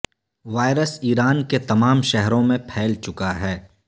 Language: Urdu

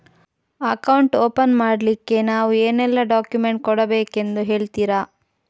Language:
Kannada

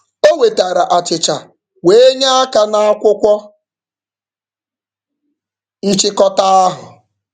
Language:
Igbo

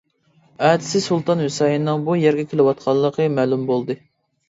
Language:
Uyghur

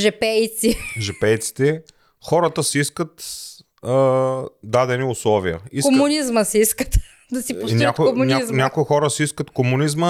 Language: Bulgarian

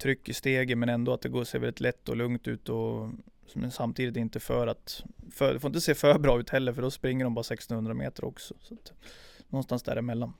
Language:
Swedish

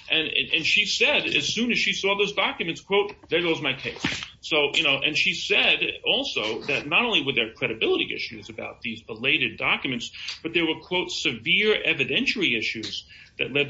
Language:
English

